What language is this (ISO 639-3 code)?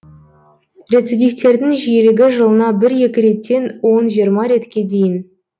kaz